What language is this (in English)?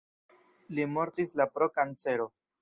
Esperanto